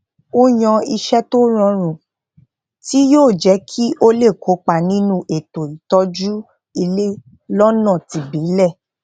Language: Yoruba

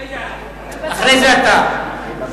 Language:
Hebrew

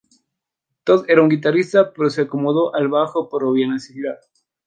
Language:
Spanish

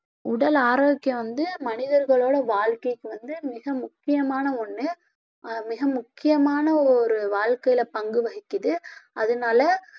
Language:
Tamil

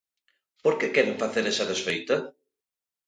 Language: Galician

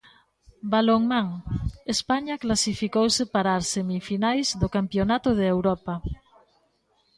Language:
Galician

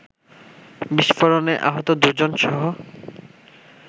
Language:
Bangla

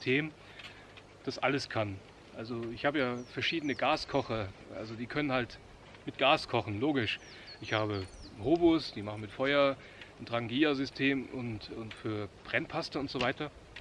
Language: German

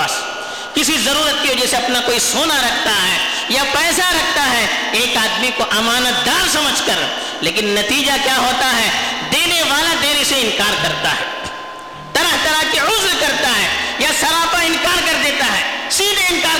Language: Urdu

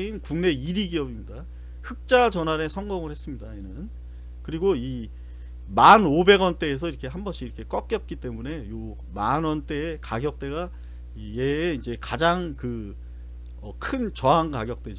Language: Korean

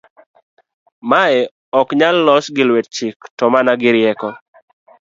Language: Luo (Kenya and Tanzania)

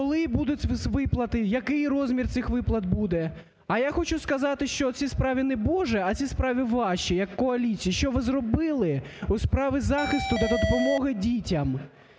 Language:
Ukrainian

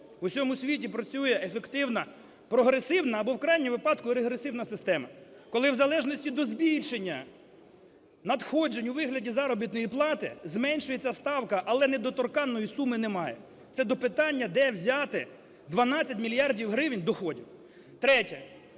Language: Ukrainian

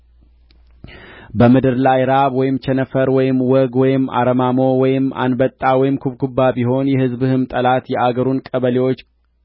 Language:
Amharic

